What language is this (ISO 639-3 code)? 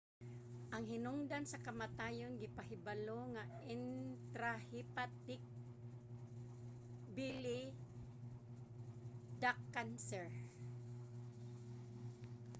ceb